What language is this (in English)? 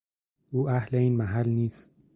Persian